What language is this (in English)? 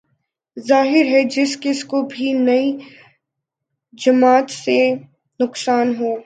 Urdu